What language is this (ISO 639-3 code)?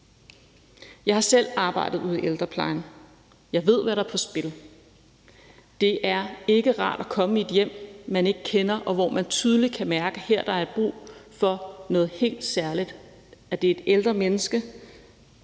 dan